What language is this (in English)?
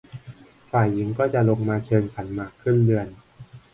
Thai